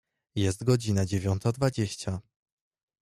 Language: Polish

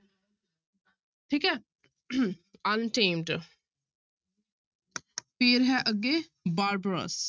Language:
Punjabi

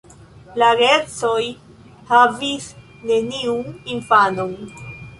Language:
Esperanto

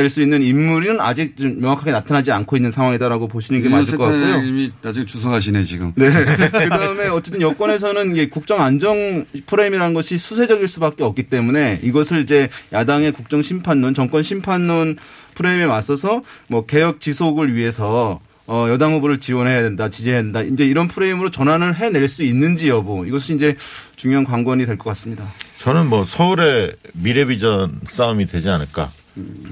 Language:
Korean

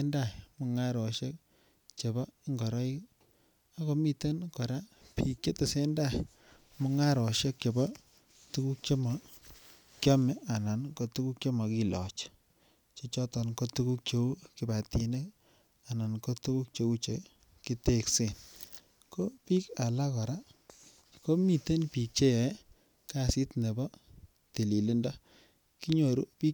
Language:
Kalenjin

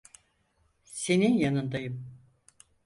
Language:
Turkish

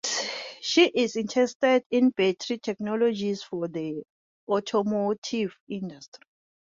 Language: English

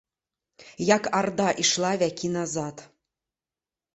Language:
Belarusian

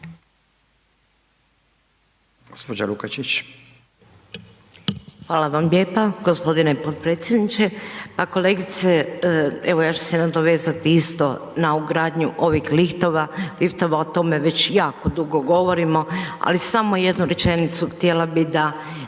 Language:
Croatian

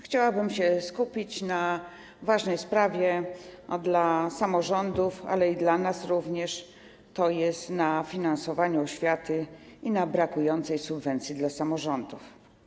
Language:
Polish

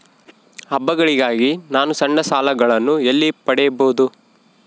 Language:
Kannada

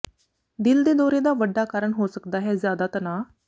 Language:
Punjabi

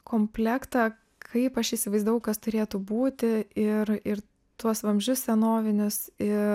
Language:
Lithuanian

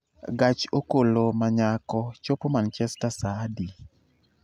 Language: Luo (Kenya and Tanzania)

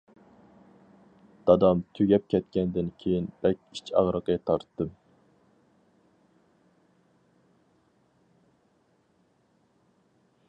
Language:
Uyghur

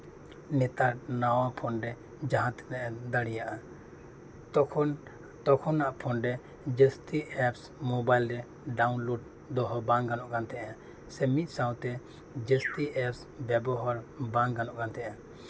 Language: Santali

